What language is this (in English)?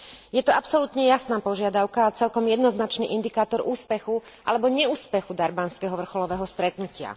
Slovak